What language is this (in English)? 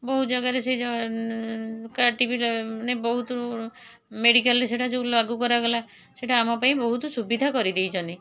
Odia